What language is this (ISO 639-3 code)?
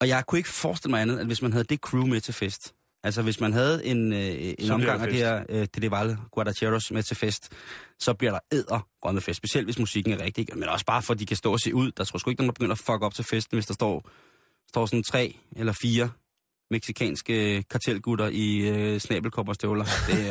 dan